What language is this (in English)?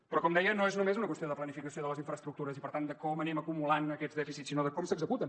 Catalan